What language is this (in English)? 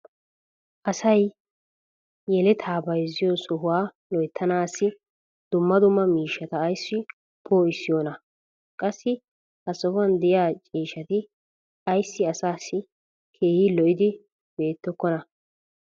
Wolaytta